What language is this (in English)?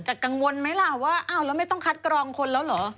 Thai